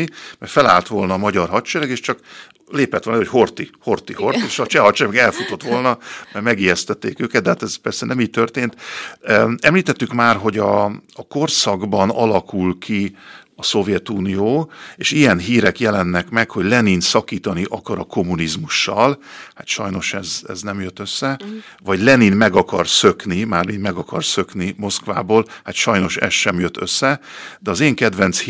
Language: Hungarian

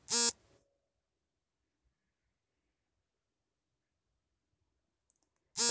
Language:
Kannada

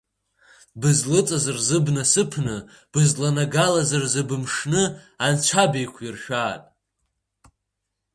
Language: Abkhazian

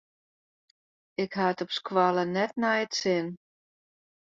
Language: Western Frisian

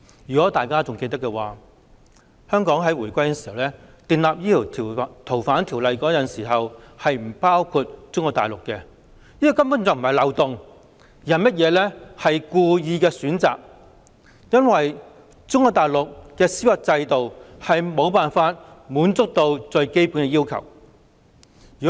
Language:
Cantonese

